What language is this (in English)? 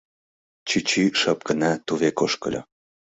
Mari